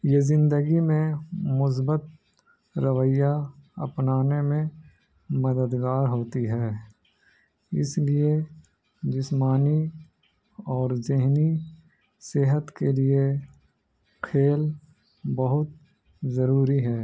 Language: Urdu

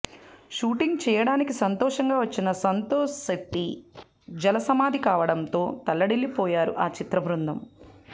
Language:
Telugu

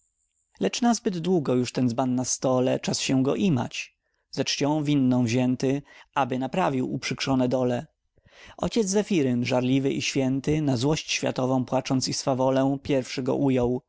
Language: Polish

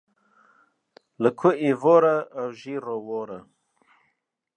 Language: Kurdish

